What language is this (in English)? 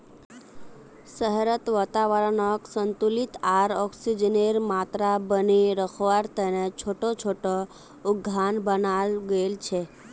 Magahi